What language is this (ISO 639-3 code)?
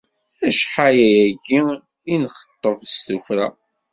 kab